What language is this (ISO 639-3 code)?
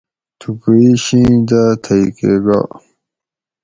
gwc